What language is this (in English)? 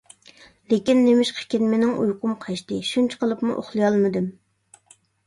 Uyghur